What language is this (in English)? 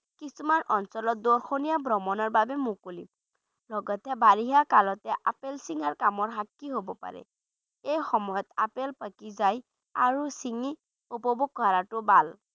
Bangla